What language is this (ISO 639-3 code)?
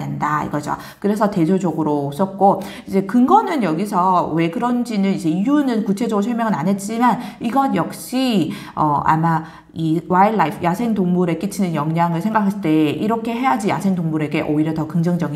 kor